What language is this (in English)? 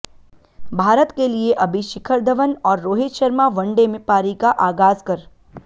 Hindi